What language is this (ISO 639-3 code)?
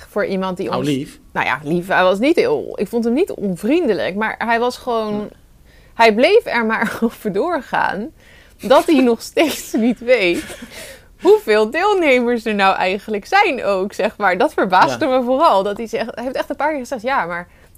nld